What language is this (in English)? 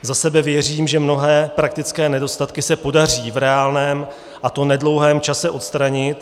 Czech